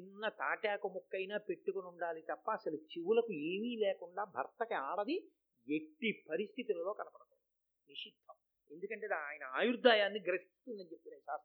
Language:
Telugu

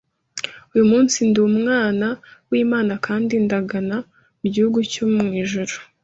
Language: Kinyarwanda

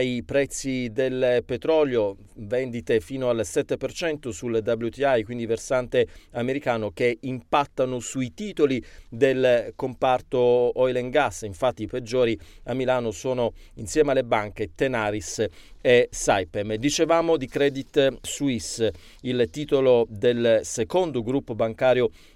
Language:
Italian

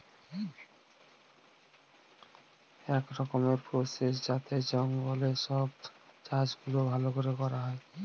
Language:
Bangla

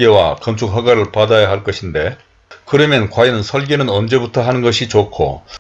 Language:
Korean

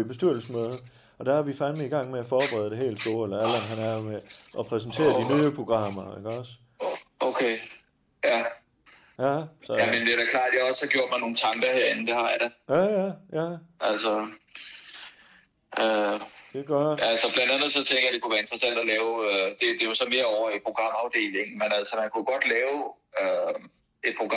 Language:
Danish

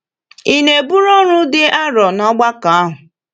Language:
Igbo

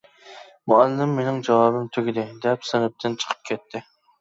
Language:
Uyghur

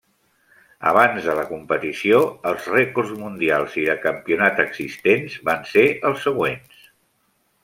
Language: Catalan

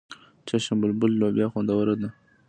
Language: Pashto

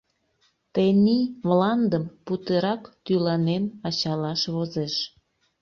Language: Mari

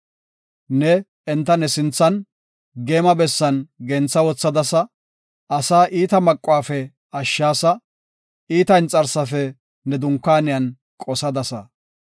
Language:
Gofa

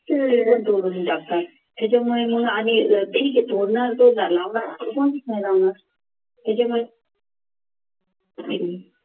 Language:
Marathi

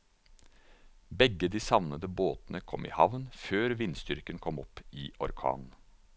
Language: Norwegian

